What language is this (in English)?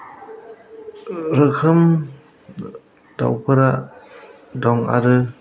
Bodo